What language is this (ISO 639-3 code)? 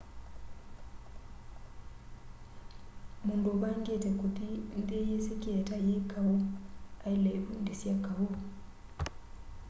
kam